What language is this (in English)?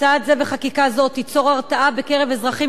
Hebrew